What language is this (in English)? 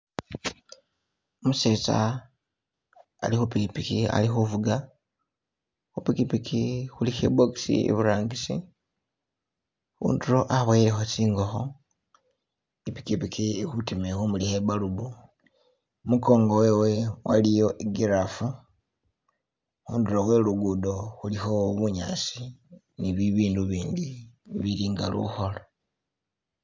Masaaba